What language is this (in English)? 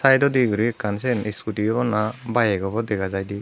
Chakma